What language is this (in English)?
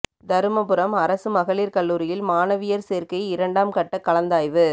Tamil